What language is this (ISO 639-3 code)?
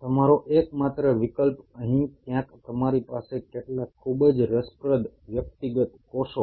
guj